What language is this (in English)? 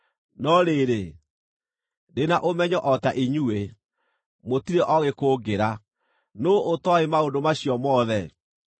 Kikuyu